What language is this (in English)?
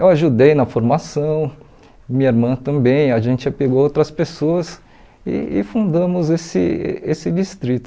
Portuguese